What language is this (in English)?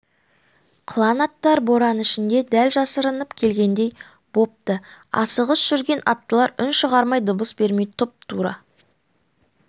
Kazakh